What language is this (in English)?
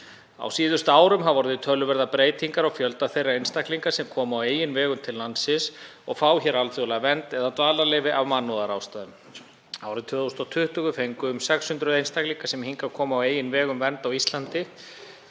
Icelandic